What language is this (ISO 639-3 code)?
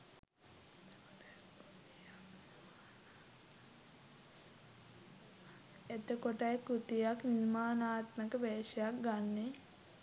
sin